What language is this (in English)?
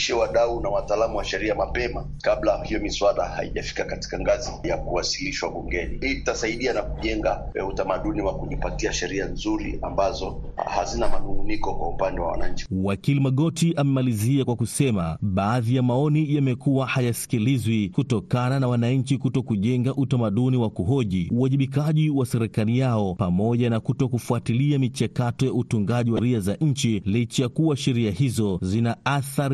Swahili